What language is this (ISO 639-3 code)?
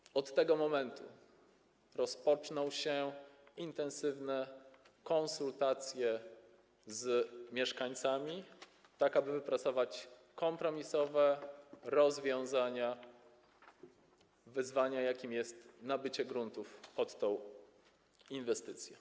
pol